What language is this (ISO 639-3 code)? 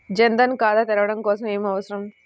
tel